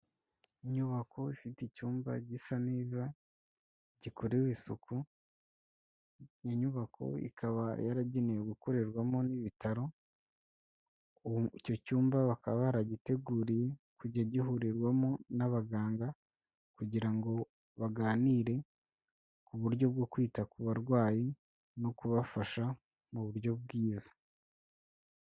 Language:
Kinyarwanda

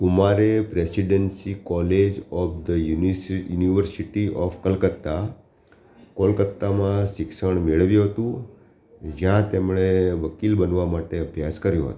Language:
Gujarati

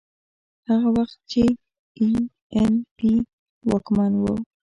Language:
Pashto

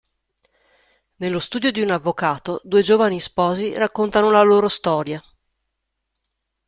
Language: Italian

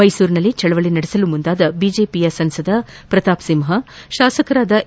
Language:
Kannada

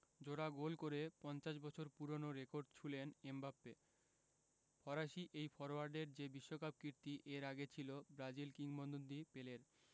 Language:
Bangla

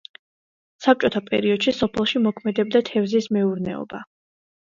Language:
Georgian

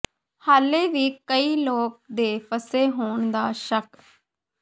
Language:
Punjabi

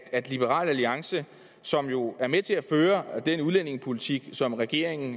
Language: Danish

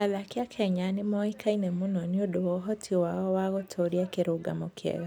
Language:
Kikuyu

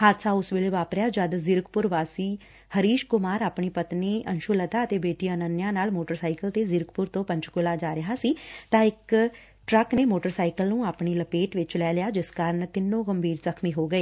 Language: Punjabi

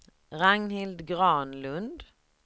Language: Swedish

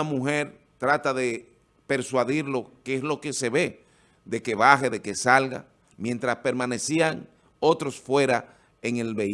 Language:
Spanish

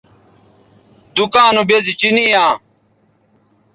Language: Bateri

